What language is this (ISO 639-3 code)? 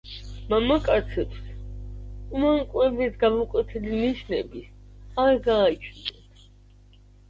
kat